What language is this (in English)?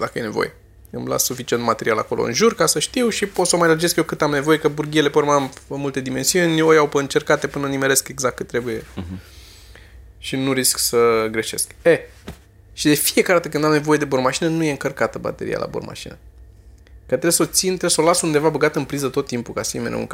Romanian